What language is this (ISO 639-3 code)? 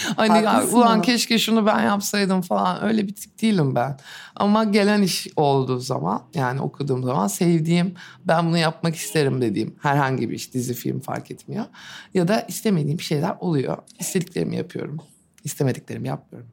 tur